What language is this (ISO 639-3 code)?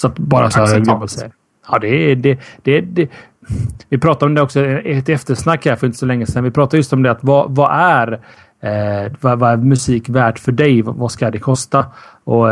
swe